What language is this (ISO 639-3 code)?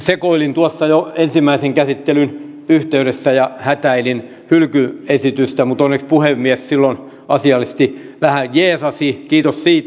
fin